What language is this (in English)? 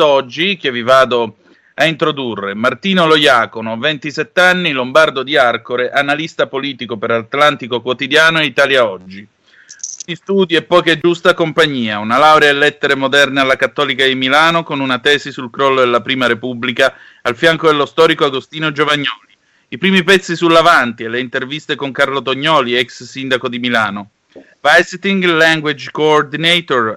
Italian